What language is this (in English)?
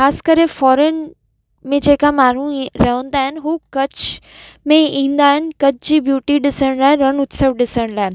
Sindhi